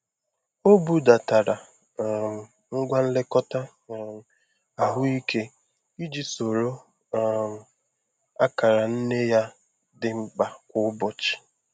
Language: Igbo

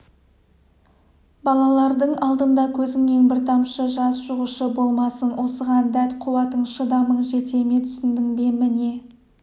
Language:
Kazakh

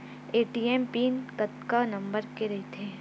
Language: Chhattisgarhi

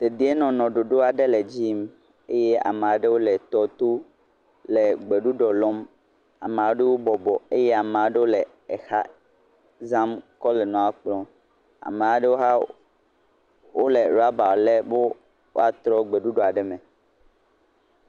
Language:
Ewe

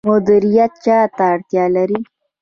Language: Pashto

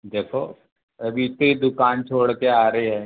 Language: Hindi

